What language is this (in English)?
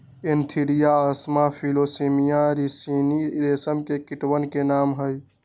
Magahi